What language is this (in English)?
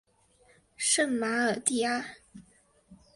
Chinese